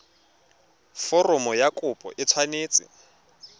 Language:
Tswana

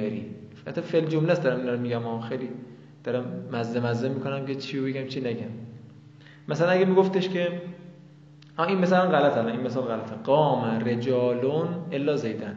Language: Persian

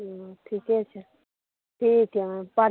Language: Maithili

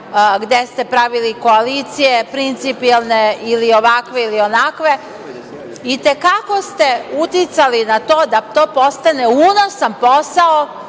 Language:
Serbian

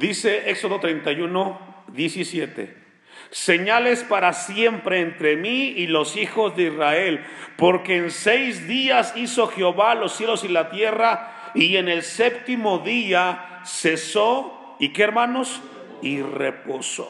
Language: Spanish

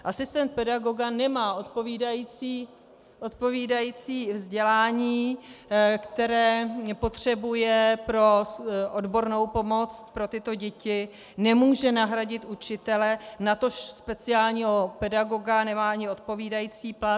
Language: Czech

